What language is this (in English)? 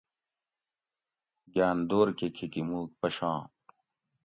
Gawri